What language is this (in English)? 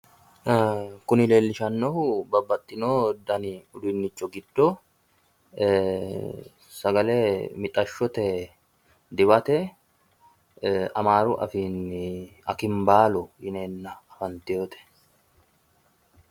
Sidamo